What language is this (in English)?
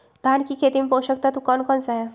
Magahi